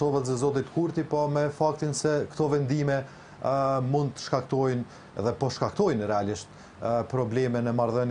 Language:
Romanian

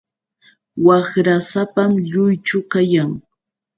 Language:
Yauyos Quechua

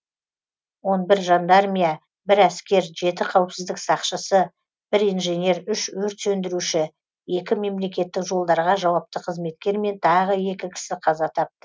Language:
Kazakh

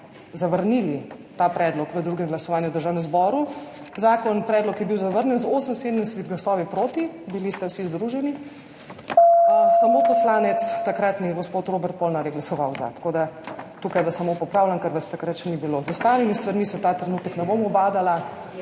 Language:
Slovenian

